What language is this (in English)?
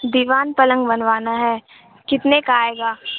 Urdu